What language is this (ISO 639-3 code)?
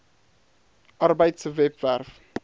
afr